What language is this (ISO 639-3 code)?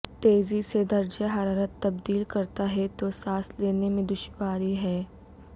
urd